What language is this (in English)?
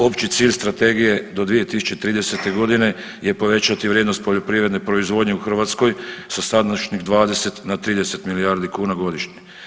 Croatian